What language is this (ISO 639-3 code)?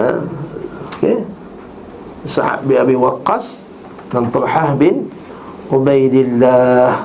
msa